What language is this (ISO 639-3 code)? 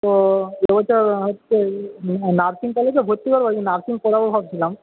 ben